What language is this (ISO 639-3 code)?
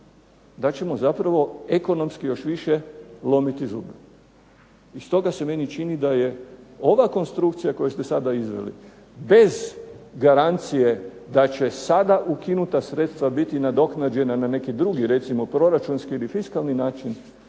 hrv